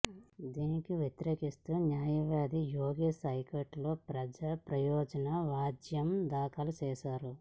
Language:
Telugu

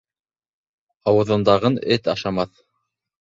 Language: Bashkir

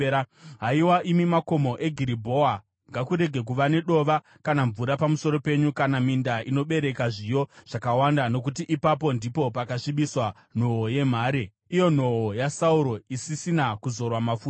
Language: Shona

